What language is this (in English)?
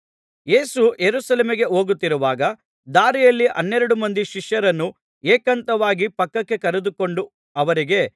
Kannada